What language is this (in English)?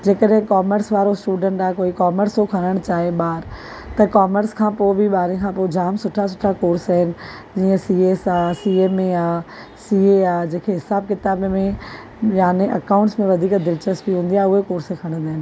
Sindhi